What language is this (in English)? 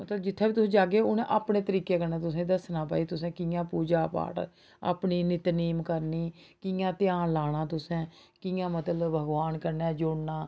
Dogri